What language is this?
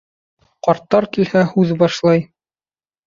Bashkir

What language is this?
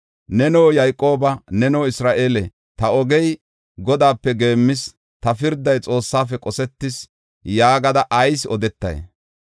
Gofa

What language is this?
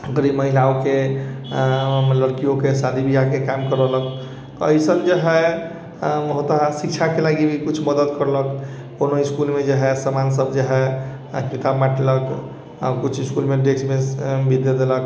Maithili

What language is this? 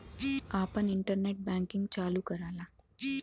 Bhojpuri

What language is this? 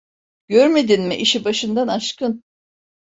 Turkish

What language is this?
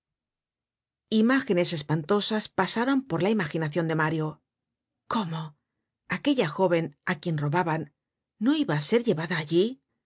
Spanish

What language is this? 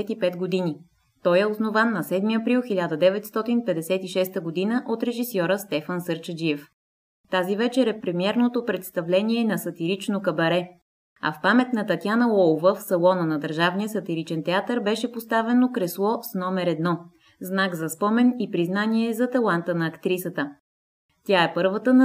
Bulgarian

